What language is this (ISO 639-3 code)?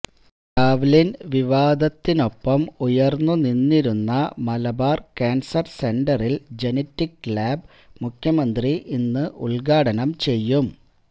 mal